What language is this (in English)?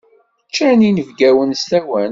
Kabyle